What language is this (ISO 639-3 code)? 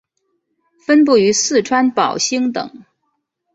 zho